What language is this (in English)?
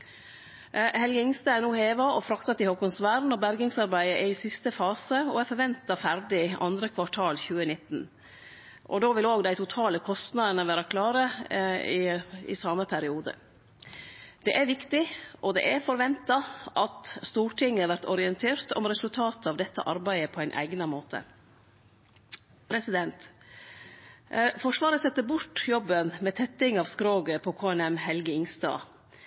Norwegian Nynorsk